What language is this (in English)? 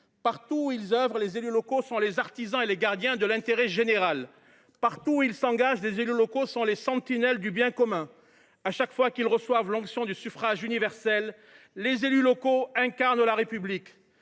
French